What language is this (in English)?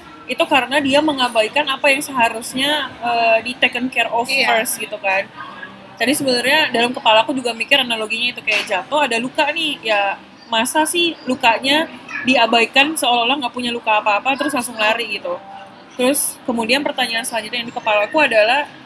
Indonesian